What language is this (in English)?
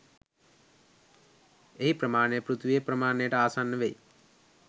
Sinhala